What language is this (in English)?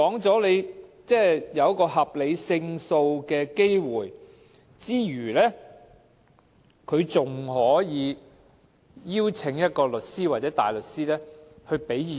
Cantonese